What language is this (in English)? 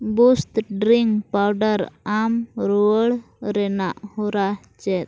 Santali